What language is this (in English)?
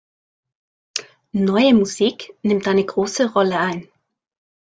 German